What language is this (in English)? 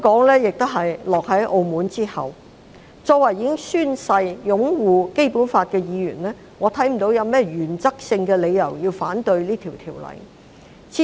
Cantonese